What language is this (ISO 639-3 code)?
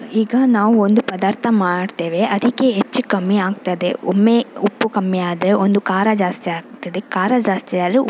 kan